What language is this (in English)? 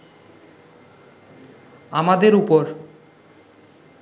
Bangla